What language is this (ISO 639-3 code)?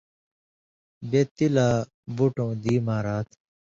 mvy